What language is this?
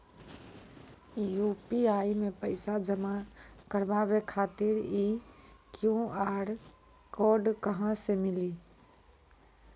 Maithili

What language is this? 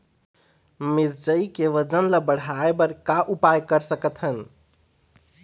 Chhattisgarhi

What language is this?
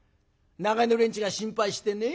Japanese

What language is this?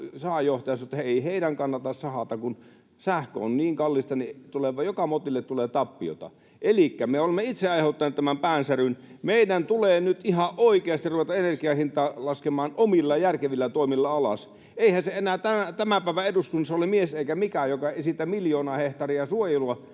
Finnish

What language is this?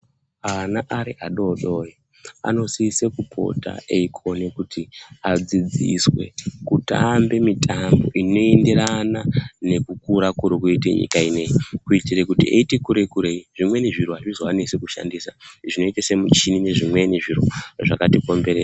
Ndau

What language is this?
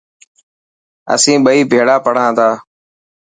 Dhatki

